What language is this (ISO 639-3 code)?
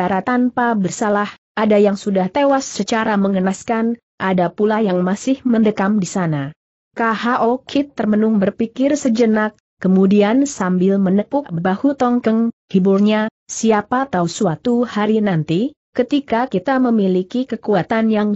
ind